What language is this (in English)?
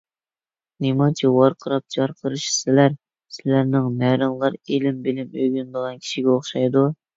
Uyghur